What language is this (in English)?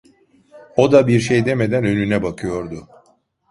Turkish